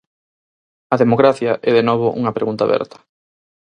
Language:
Galician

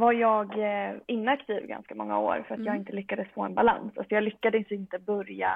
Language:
Swedish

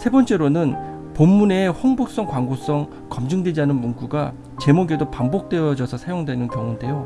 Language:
Korean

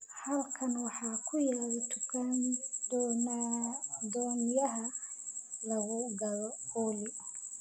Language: Somali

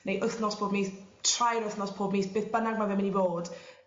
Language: Welsh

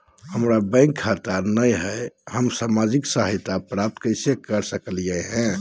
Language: Magahi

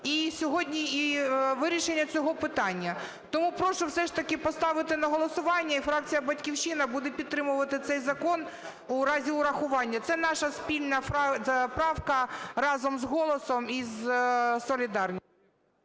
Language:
Ukrainian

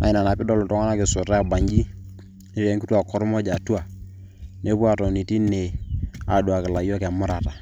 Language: Masai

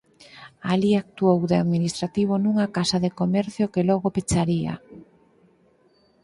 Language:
Galician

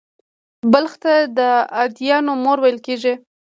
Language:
Pashto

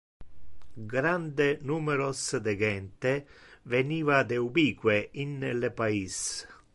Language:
Interlingua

